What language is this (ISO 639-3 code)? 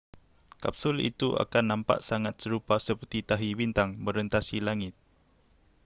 msa